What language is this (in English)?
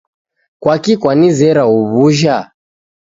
Taita